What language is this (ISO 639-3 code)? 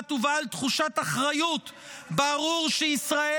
heb